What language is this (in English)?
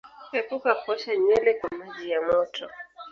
Swahili